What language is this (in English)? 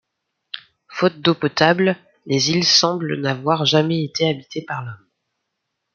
French